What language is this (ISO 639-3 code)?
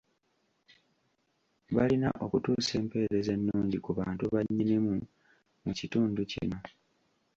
lug